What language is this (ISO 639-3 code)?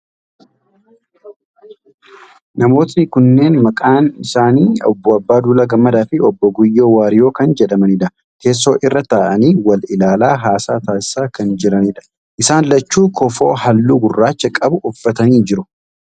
orm